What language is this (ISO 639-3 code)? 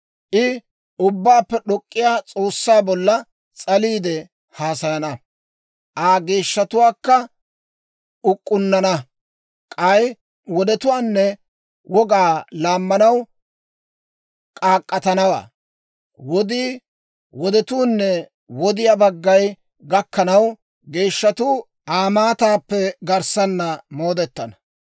dwr